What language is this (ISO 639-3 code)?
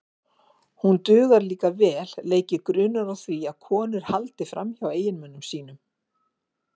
isl